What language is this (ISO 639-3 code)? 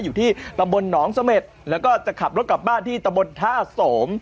tha